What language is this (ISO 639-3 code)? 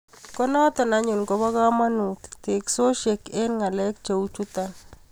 kln